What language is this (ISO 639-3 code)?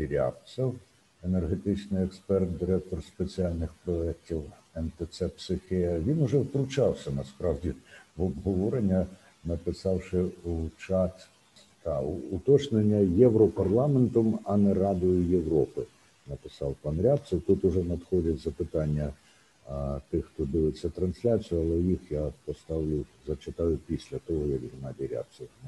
ukr